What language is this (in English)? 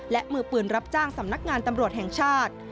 Thai